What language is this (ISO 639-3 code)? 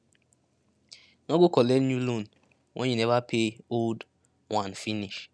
pcm